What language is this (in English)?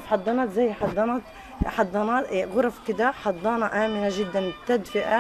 Arabic